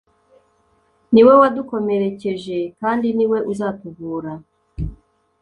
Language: Kinyarwanda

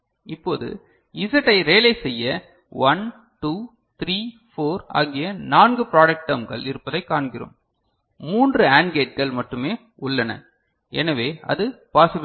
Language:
Tamil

